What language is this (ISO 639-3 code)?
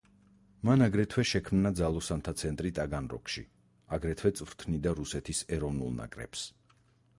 kat